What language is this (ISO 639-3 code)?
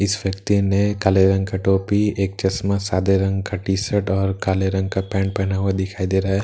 hin